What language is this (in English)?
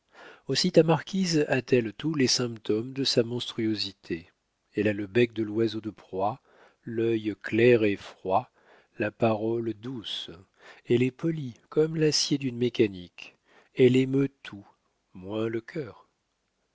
French